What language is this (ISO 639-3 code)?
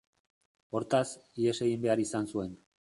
eus